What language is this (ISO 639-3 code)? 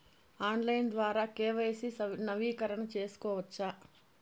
tel